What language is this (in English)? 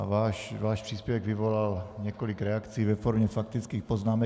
Czech